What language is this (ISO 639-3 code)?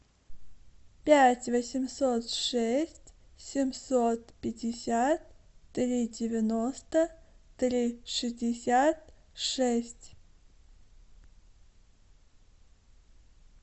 rus